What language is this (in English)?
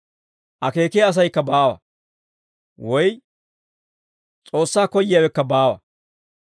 Dawro